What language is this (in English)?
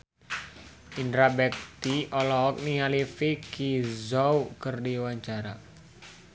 Sundanese